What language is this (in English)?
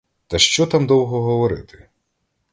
Ukrainian